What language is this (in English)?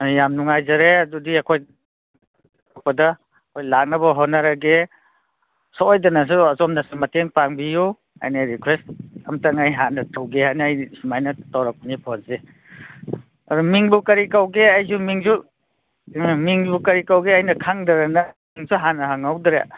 Manipuri